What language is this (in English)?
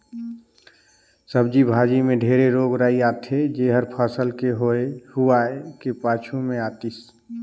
Chhattisgarhi